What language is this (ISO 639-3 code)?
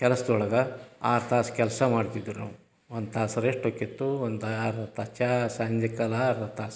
kan